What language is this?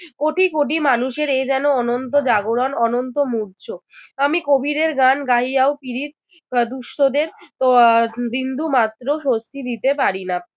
Bangla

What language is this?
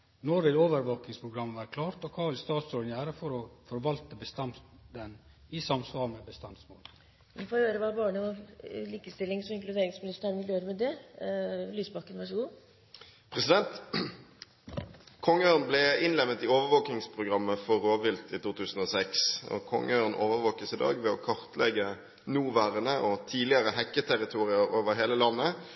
Norwegian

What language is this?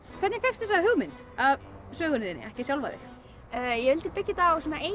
Icelandic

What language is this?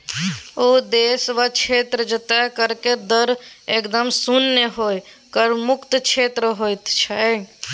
Maithili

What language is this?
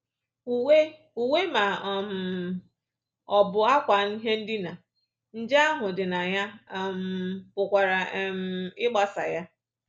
Igbo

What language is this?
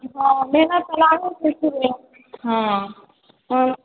Maithili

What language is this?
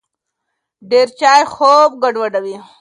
Pashto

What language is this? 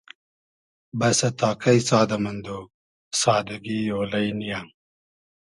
Hazaragi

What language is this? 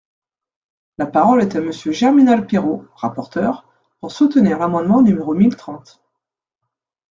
French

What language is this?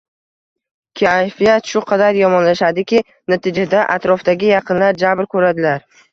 Uzbek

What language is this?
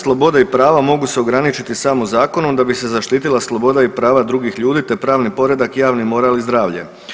Croatian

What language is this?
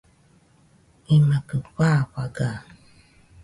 Nüpode Huitoto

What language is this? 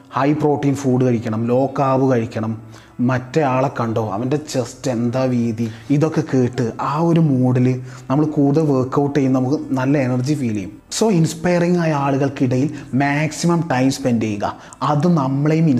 Malayalam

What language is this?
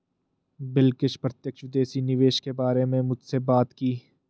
Hindi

